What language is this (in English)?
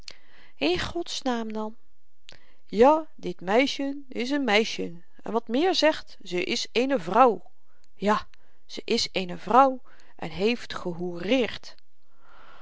Dutch